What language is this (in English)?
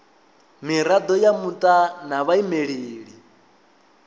Venda